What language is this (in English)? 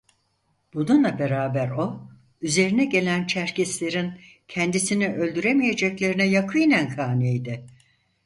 Turkish